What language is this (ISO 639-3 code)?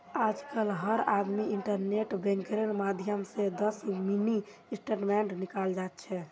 mag